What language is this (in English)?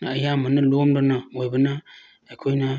Manipuri